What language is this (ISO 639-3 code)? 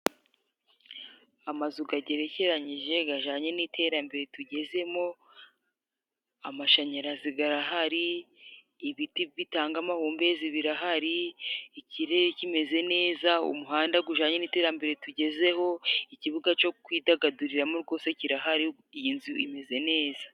kin